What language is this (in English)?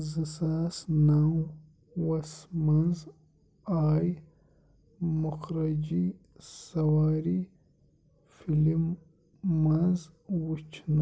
Kashmiri